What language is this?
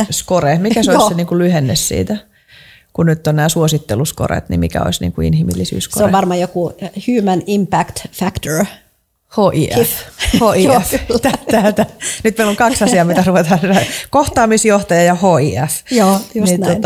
Finnish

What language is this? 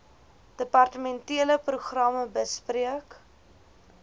Afrikaans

